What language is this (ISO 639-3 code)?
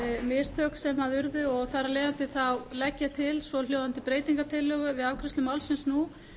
isl